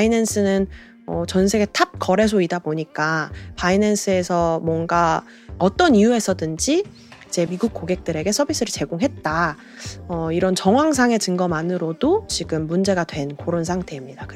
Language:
Korean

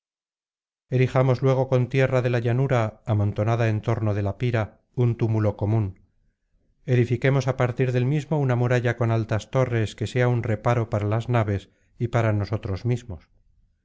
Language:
Spanish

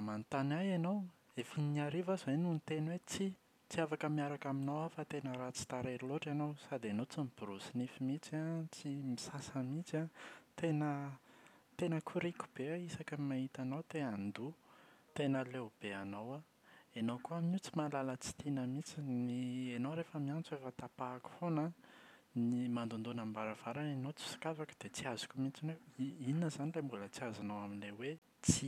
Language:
Malagasy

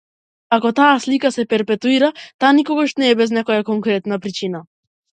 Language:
Macedonian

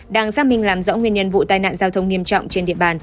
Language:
Vietnamese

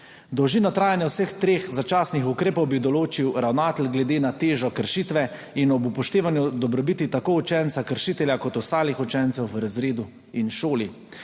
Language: Slovenian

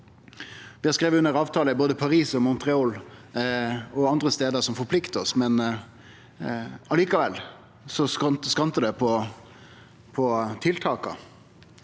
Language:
Norwegian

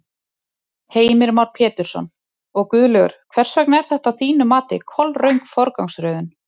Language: Icelandic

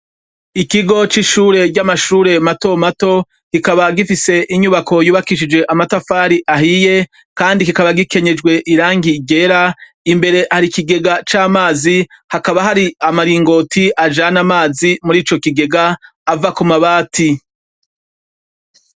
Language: Rundi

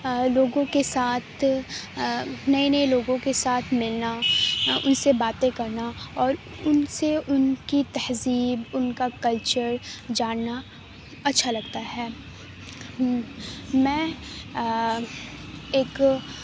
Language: Urdu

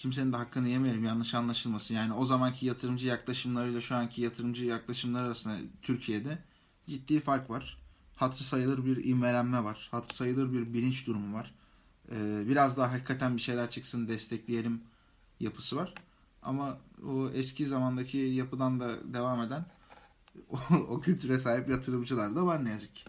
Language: Turkish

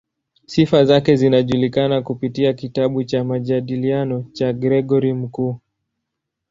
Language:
Swahili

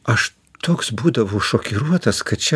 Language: Lithuanian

